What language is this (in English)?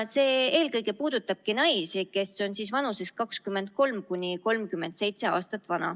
Estonian